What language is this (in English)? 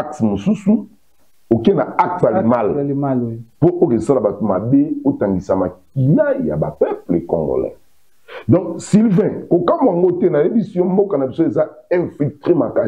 French